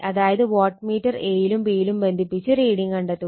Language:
Malayalam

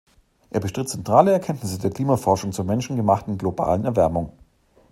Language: German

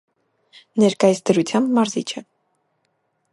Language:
Armenian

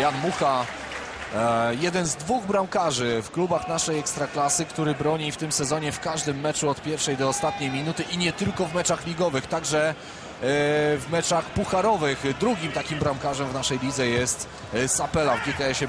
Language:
Polish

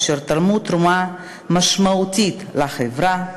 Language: Hebrew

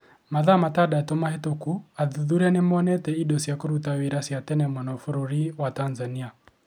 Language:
Kikuyu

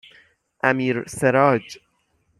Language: Persian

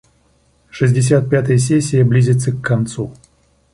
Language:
Russian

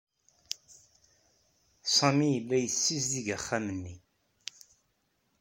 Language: Kabyle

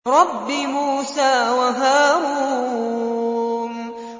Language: Arabic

